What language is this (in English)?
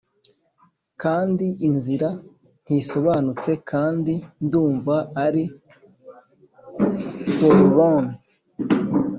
Kinyarwanda